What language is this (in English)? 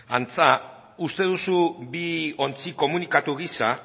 Basque